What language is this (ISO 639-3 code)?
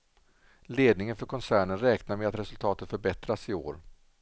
swe